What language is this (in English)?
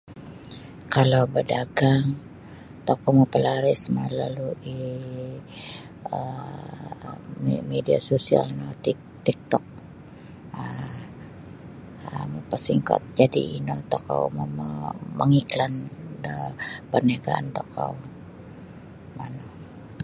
Sabah Bisaya